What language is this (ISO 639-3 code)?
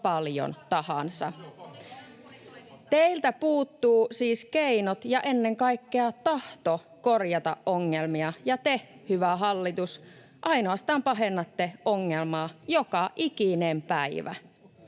fin